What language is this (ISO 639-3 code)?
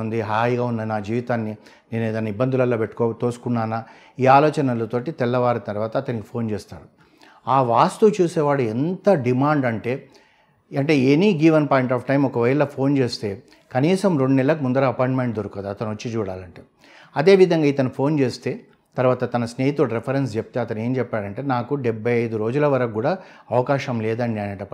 tel